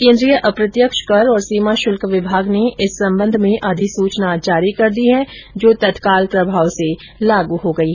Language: Hindi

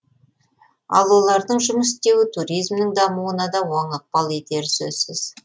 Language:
Kazakh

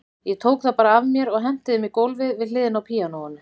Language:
Icelandic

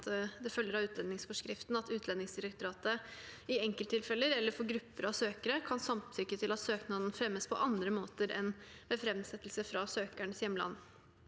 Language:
Norwegian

